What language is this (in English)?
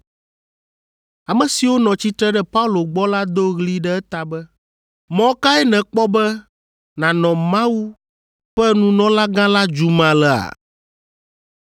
Ewe